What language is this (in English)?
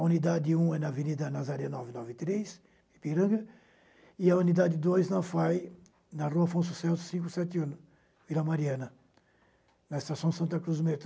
Portuguese